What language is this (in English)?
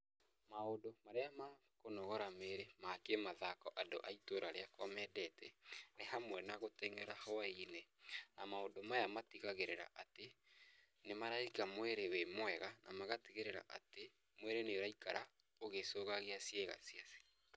Kikuyu